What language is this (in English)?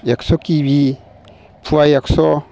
Bodo